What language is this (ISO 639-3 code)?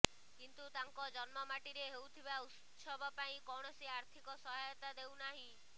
ori